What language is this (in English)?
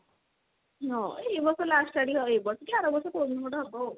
Odia